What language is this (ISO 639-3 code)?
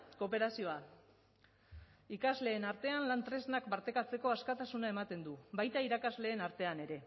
eus